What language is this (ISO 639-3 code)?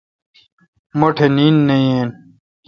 xka